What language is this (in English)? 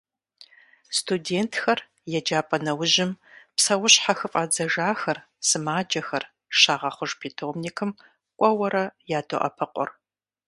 Kabardian